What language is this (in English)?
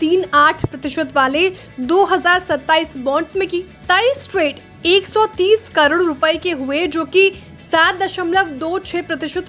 Hindi